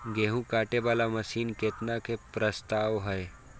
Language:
Maithili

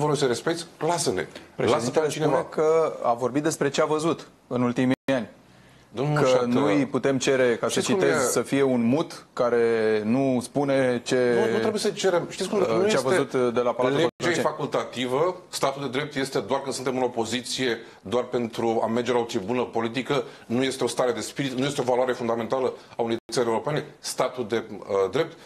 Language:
Romanian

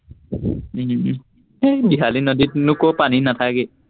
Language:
Assamese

